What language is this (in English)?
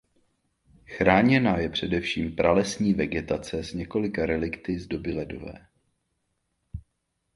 Czech